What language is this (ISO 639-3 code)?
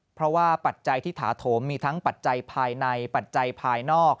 tha